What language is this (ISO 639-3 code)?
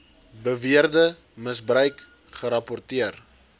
afr